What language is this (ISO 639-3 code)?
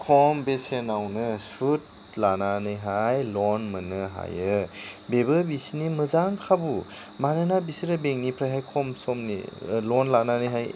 brx